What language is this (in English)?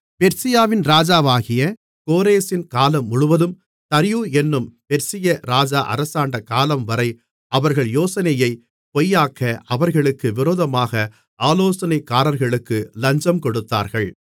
Tamil